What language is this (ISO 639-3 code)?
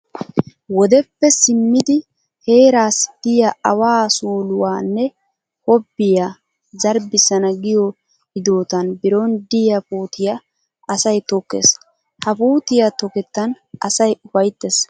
wal